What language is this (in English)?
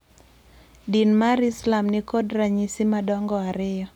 Luo (Kenya and Tanzania)